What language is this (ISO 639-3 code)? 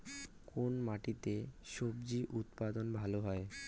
ben